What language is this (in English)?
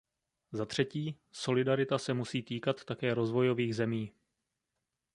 Czech